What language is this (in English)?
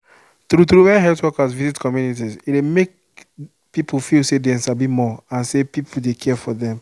Nigerian Pidgin